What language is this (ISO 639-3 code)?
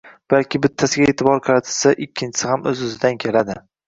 uzb